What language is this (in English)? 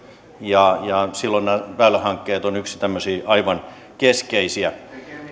Finnish